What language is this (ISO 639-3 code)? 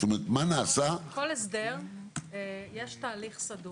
heb